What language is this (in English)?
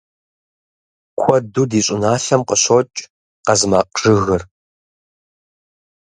Kabardian